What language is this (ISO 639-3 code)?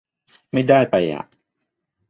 tha